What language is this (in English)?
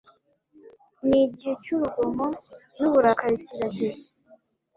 Kinyarwanda